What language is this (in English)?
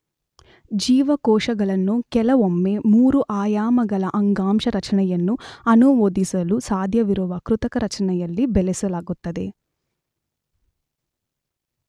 Kannada